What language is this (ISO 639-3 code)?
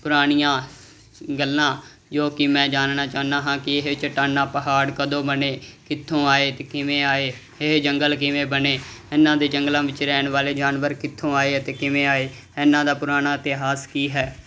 pan